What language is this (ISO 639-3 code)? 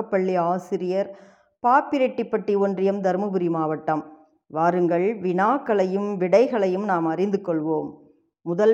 tam